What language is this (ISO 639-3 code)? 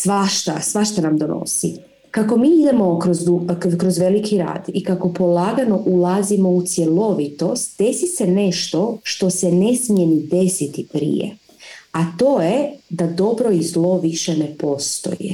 hrv